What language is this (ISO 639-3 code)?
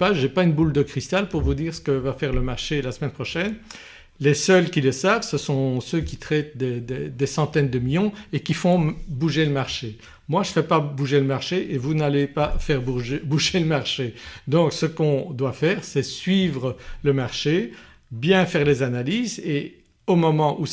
fra